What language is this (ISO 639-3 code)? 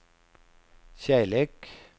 swe